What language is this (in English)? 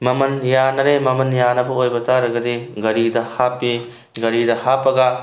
Manipuri